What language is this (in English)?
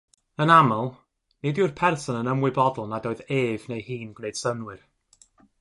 Welsh